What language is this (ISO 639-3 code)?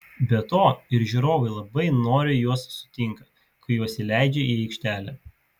lit